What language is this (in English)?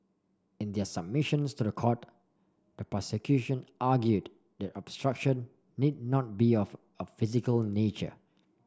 English